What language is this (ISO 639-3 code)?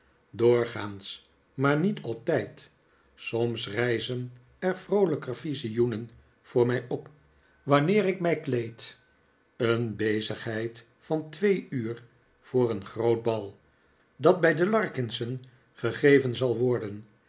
nld